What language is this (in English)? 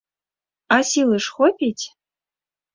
Belarusian